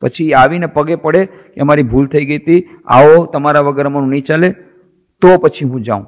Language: Hindi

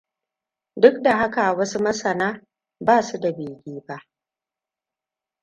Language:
Hausa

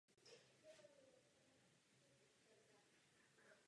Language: Czech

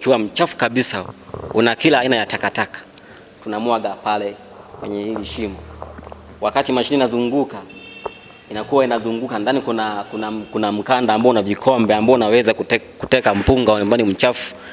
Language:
Swahili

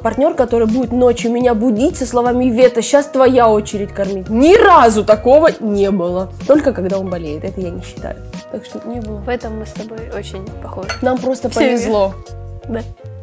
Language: Russian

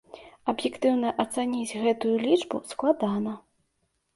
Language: Belarusian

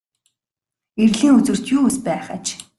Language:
Mongolian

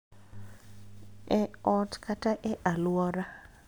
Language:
Luo (Kenya and Tanzania)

